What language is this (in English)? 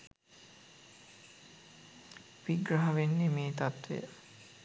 Sinhala